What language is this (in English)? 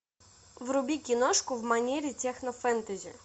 Russian